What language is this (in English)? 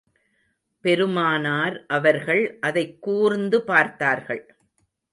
Tamil